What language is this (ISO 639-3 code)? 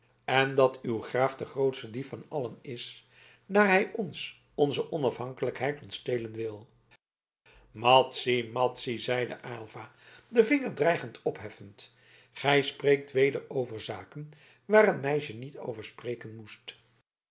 nld